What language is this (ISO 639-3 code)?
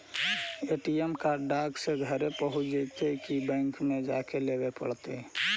mag